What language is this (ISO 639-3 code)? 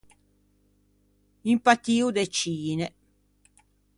lij